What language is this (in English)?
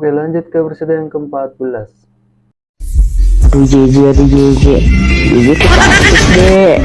Indonesian